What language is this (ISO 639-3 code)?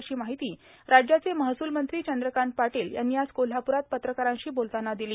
mar